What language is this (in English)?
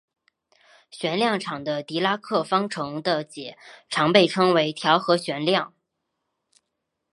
Chinese